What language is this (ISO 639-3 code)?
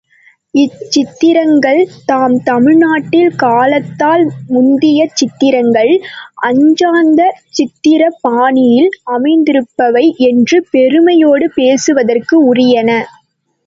tam